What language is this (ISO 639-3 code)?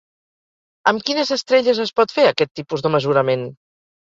cat